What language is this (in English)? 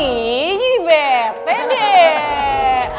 Indonesian